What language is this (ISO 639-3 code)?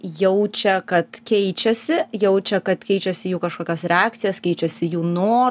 lit